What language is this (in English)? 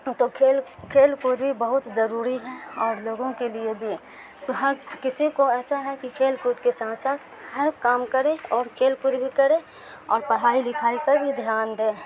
Urdu